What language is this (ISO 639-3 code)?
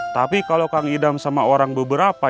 ind